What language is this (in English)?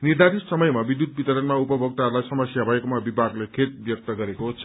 Nepali